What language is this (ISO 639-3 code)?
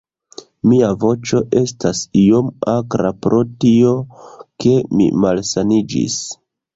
epo